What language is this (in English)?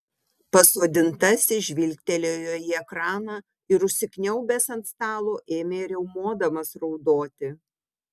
Lithuanian